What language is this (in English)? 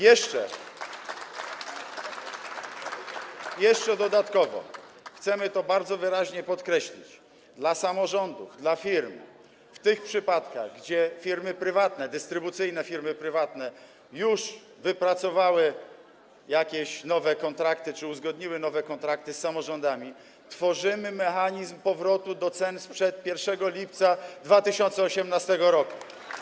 Polish